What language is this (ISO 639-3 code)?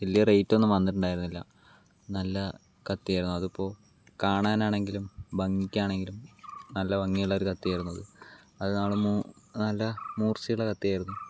mal